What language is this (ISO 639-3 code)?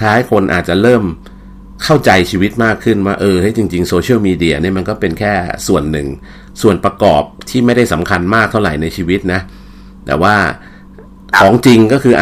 tha